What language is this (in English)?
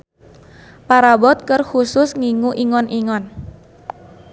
Sundanese